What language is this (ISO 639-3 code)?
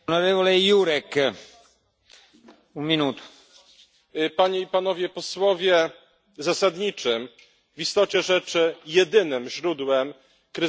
pol